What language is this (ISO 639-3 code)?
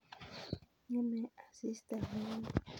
kln